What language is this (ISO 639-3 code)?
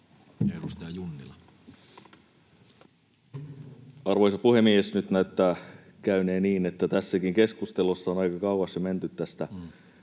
fin